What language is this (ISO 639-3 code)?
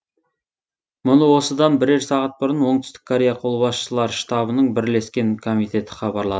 kaz